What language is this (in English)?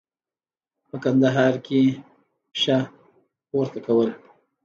Pashto